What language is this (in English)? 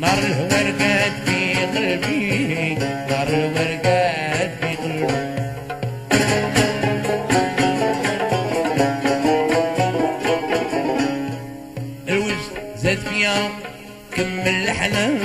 Arabic